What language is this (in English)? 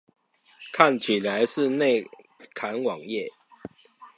Chinese